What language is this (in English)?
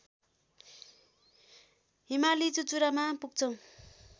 Nepali